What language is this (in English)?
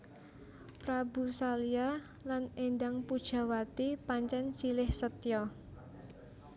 Javanese